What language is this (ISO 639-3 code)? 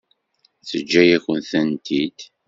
kab